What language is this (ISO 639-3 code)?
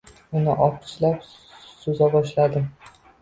uzb